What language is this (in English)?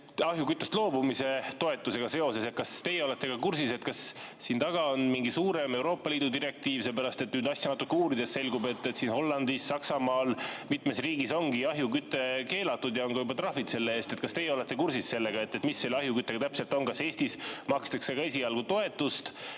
Estonian